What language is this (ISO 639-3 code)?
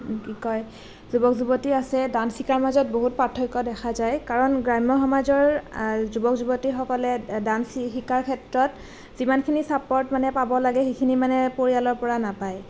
asm